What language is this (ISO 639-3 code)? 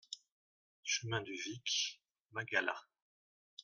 fra